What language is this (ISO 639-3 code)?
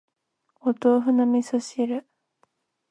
jpn